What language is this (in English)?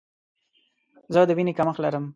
Pashto